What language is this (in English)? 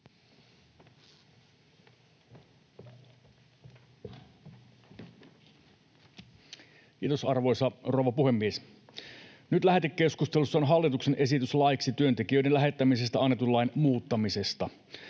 Finnish